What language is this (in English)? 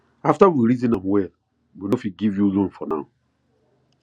Nigerian Pidgin